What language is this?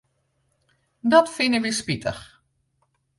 Western Frisian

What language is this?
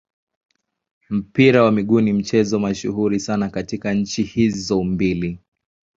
Swahili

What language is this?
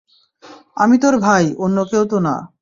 Bangla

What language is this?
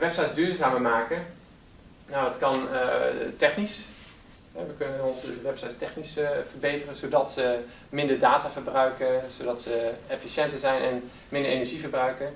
Dutch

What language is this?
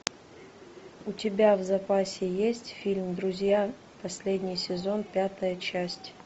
Russian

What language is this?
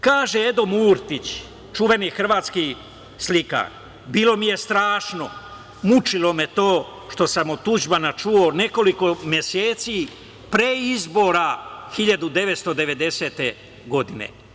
Serbian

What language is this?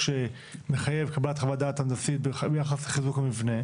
Hebrew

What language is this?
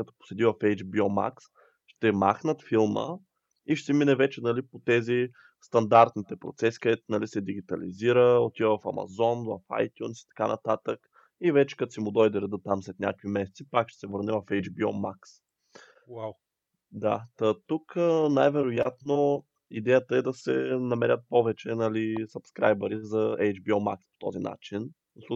Bulgarian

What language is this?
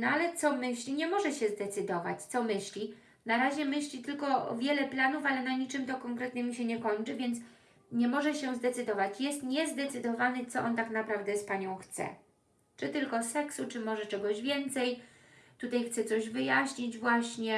Polish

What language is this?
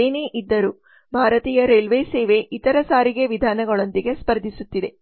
Kannada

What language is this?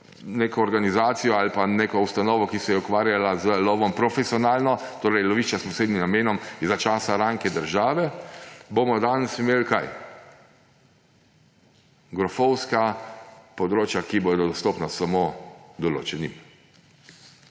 Slovenian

